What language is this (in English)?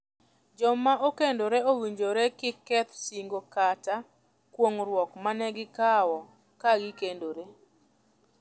Luo (Kenya and Tanzania)